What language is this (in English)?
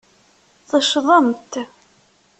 Kabyle